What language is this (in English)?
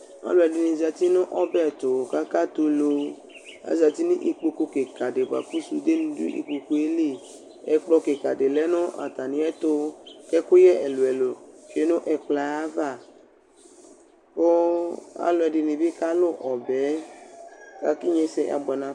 Ikposo